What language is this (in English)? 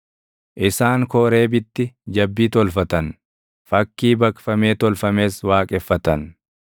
Oromo